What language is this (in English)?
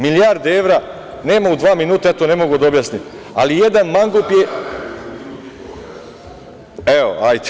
Serbian